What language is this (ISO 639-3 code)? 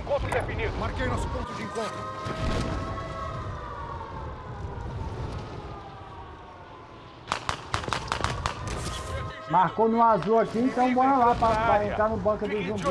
por